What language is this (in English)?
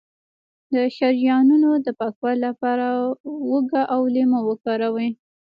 Pashto